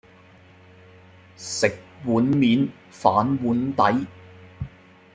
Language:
Cantonese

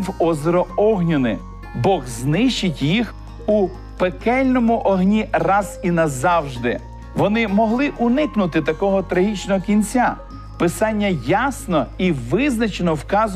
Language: Ukrainian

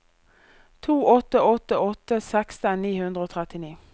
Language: Norwegian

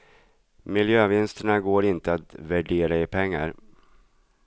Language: Swedish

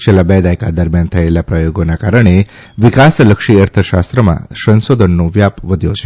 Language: Gujarati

